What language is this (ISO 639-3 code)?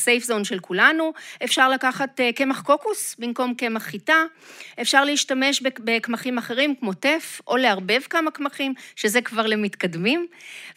heb